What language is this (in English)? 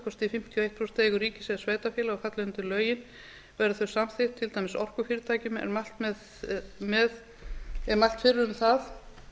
Icelandic